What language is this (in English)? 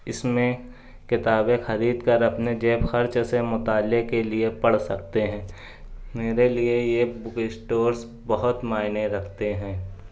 Urdu